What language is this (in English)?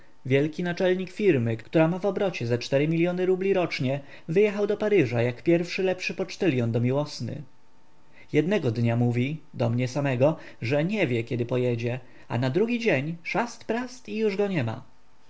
Polish